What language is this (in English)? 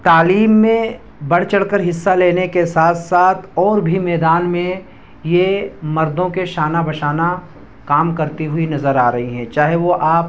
Urdu